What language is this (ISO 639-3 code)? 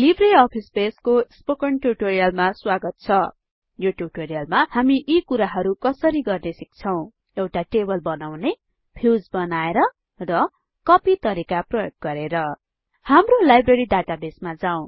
nep